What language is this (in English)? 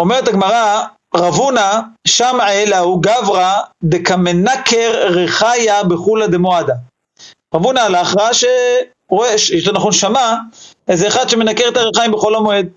Hebrew